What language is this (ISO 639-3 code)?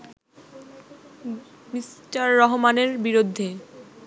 ben